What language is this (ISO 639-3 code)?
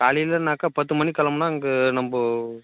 tam